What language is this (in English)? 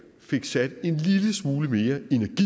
Danish